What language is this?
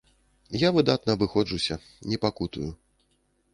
Belarusian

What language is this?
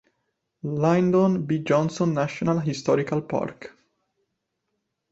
Italian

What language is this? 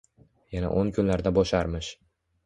Uzbek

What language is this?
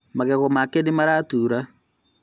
Kikuyu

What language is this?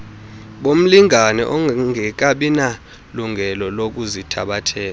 Xhosa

